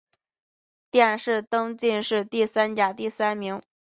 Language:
Chinese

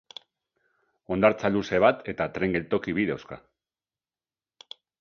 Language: Basque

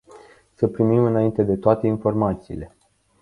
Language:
Romanian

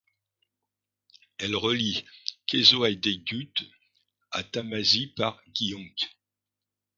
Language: French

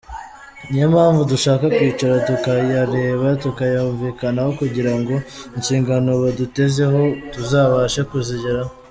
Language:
Kinyarwanda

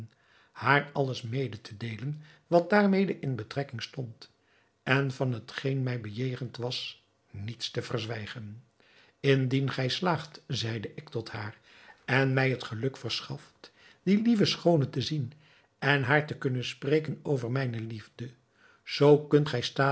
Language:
Dutch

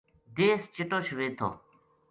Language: Gujari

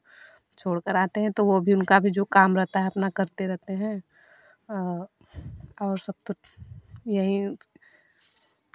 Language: Hindi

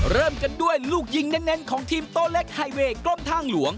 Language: Thai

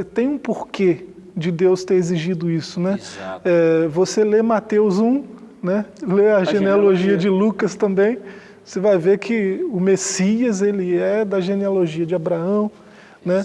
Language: Portuguese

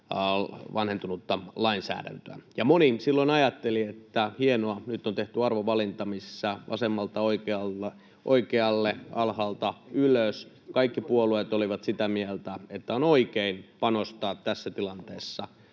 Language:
Finnish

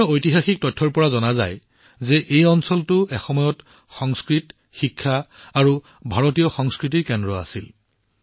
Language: Assamese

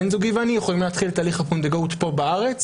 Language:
Hebrew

